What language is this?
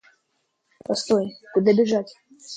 Russian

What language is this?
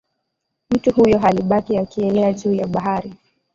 Swahili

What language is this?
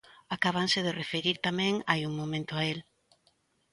Galician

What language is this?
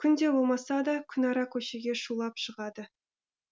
Kazakh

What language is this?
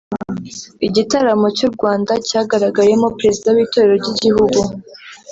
Kinyarwanda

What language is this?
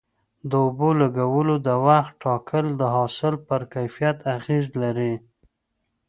Pashto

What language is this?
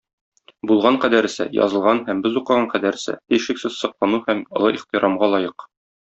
Tatar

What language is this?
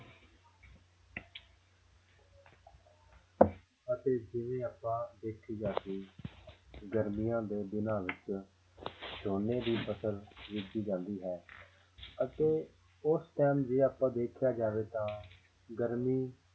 Punjabi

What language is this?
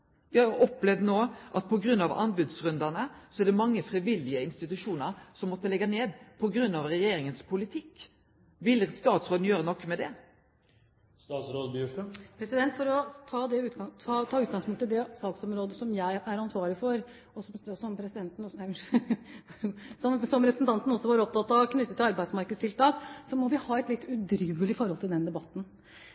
Norwegian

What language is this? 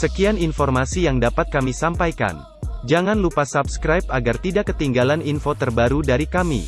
Indonesian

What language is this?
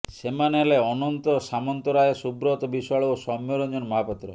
Odia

